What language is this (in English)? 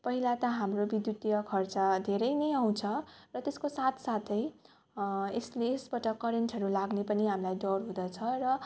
Nepali